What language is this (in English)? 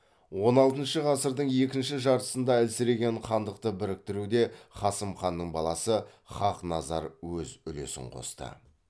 Kazakh